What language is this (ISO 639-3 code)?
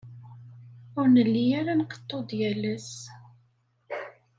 kab